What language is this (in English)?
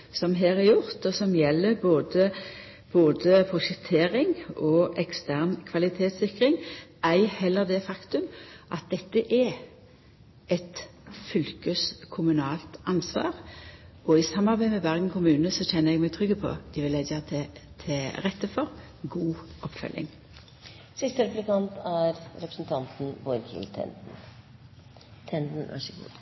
Norwegian Nynorsk